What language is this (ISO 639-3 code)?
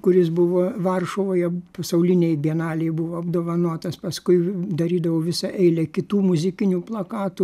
lit